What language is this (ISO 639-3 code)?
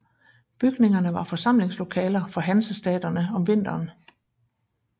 dan